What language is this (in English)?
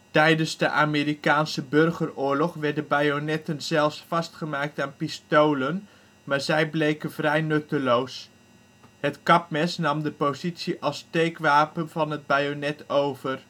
Dutch